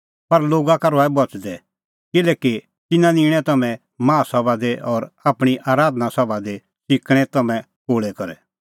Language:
Kullu Pahari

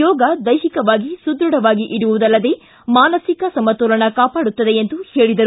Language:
Kannada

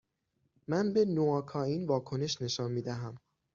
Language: Persian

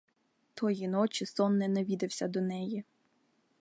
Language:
Ukrainian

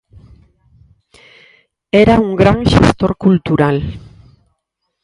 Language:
Galician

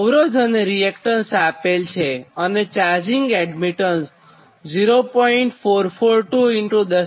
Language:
Gujarati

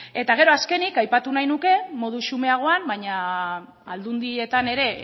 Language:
Basque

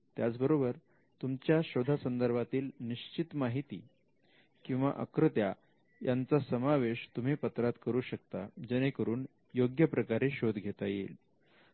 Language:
Marathi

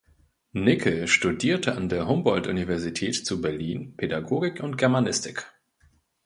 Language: German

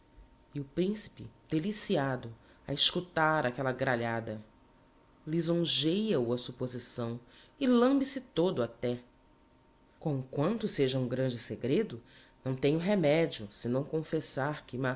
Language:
Portuguese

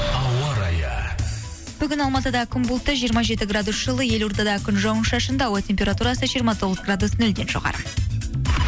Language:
Kazakh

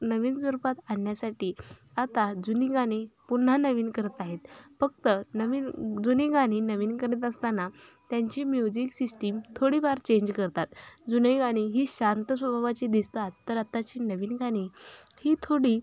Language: Marathi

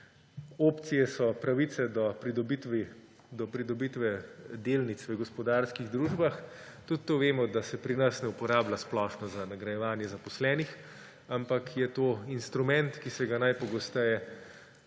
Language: Slovenian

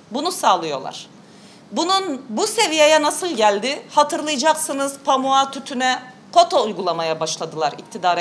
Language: Turkish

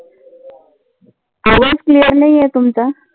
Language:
Marathi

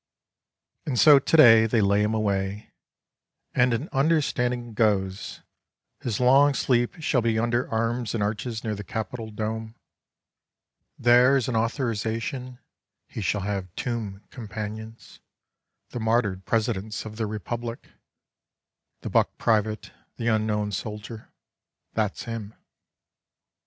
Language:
English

